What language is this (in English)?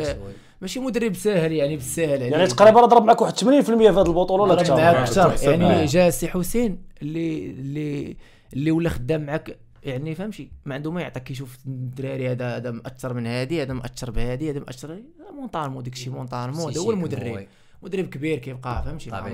Arabic